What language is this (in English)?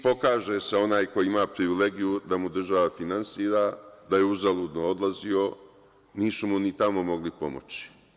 Serbian